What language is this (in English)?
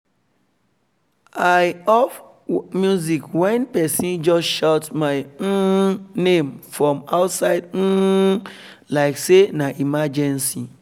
Nigerian Pidgin